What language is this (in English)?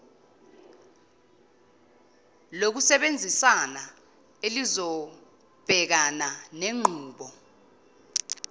Zulu